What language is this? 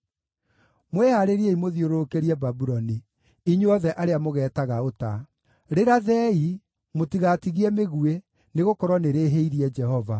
Kikuyu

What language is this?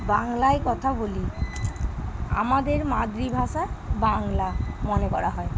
Bangla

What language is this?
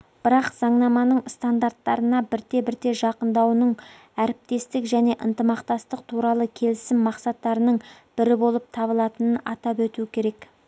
Kazakh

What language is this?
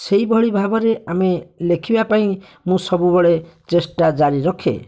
Odia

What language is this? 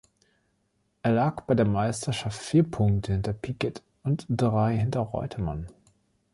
German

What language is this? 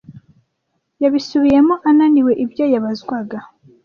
Kinyarwanda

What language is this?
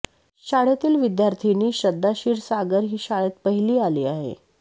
Marathi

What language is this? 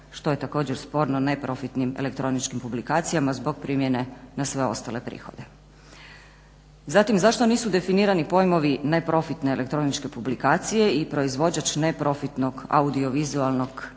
Croatian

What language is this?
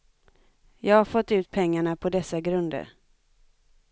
Swedish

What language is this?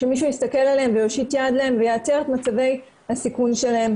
Hebrew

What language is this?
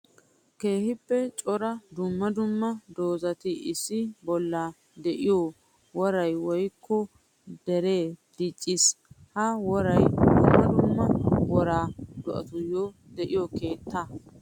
Wolaytta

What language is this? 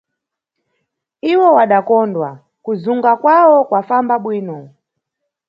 Nyungwe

